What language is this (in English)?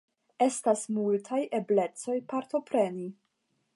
Esperanto